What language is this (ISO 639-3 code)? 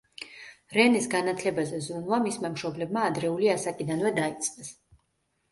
kat